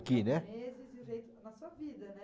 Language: Portuguese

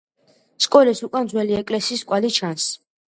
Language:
Georgian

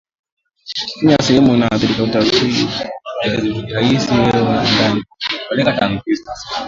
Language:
Swahili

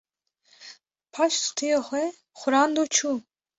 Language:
Kurdish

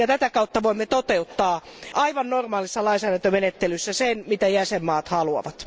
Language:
Finnish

